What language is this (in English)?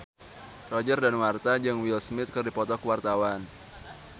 Sundanese